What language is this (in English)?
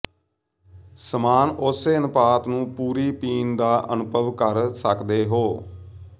Punjabi